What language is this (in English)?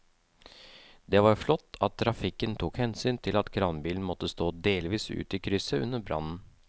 Norwegian